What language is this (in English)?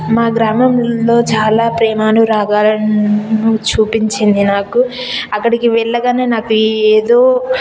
Telugu